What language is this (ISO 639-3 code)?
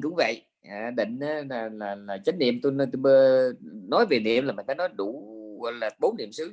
vie